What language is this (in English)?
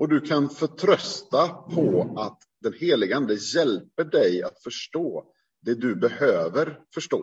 Swedish